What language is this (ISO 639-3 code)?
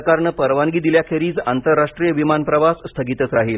mar